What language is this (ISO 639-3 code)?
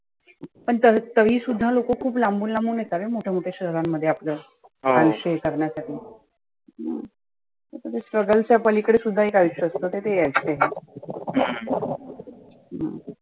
mar